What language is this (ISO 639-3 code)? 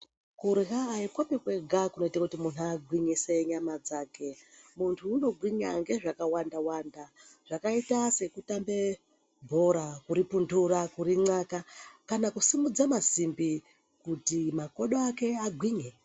ndc